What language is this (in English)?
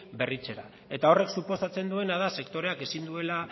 Basque